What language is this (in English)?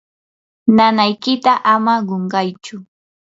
Yanahuanca Pasco Quechua